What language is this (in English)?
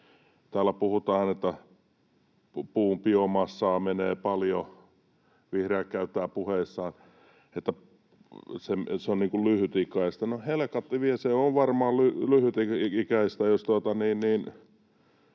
Finnish